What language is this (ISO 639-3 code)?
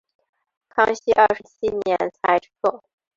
zho